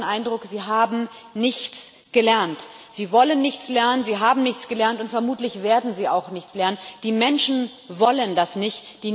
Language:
German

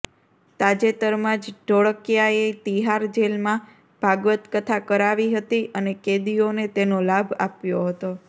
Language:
Gujarati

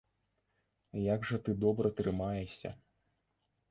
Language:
Belarusian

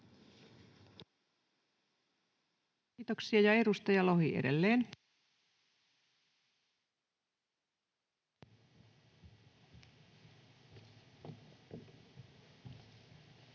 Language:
Finnish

